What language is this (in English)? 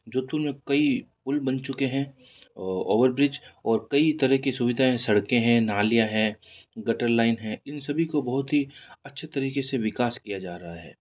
Hindi